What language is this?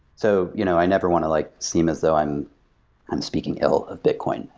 English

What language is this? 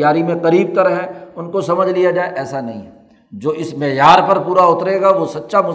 Urdu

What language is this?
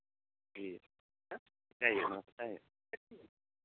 Santali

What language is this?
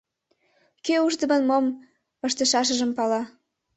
Mari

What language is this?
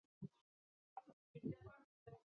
Chinese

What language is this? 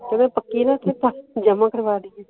Punjabi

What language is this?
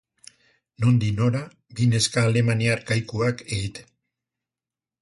Basque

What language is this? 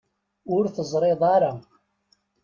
Kabyle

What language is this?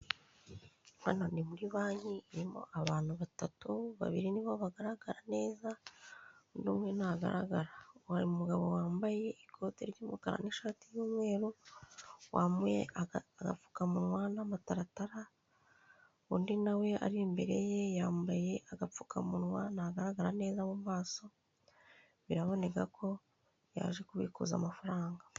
Kinyarwanda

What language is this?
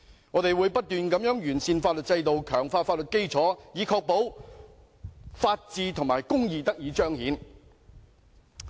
Cantonese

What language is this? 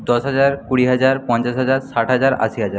Bangla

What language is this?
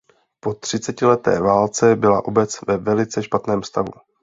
Czech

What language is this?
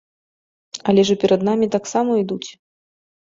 Belarusian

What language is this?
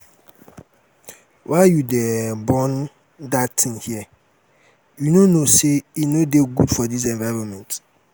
Nigerian Pidgin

